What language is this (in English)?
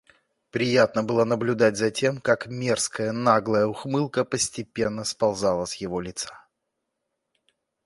Russian